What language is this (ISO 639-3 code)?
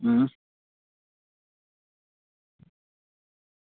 doi